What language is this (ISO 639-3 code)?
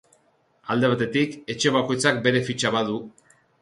eus